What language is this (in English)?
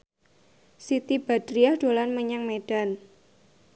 Javanese